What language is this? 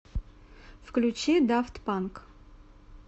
Russian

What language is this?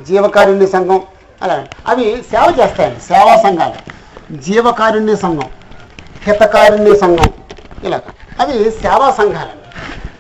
Telugu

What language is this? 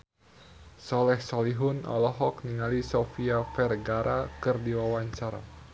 Sundanese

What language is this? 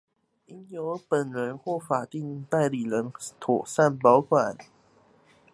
Chinese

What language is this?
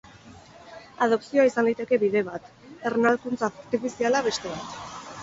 Basque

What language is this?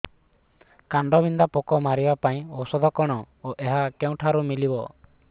Odia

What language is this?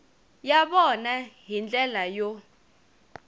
Tsonga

